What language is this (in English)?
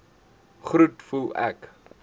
Afrikaans